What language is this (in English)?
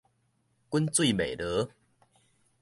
Min Nan Chinese